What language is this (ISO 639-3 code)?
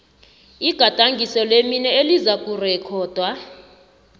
nbl